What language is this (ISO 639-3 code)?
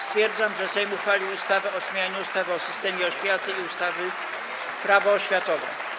pol